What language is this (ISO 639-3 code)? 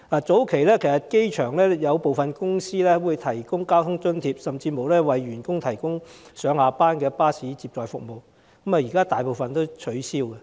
yue